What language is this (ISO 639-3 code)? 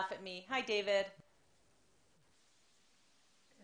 heb